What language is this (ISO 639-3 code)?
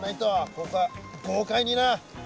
jpn